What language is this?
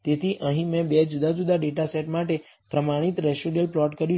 Gujarati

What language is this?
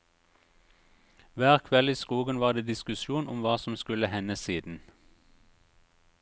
Norwegian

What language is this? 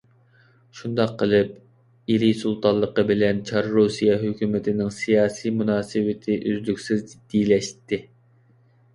Uyghur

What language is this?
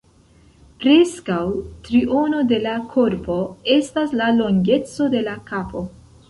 Esperanto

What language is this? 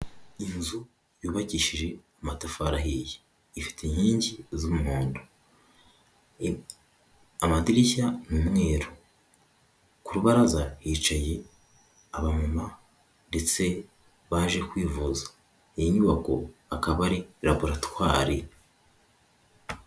Kinyarwanda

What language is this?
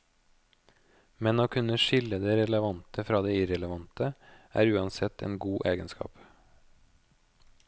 Norwegian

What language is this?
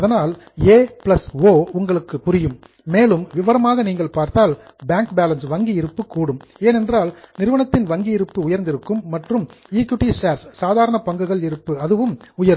Tamil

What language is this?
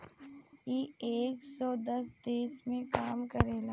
Bhojpuri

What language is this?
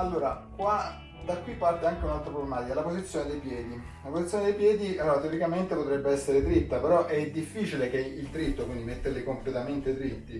Italian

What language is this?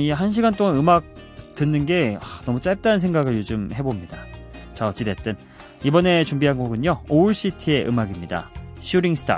Korean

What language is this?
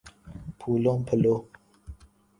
Urdu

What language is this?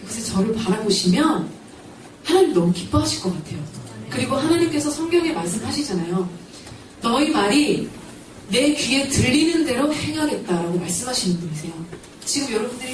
Korean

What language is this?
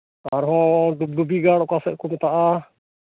Santali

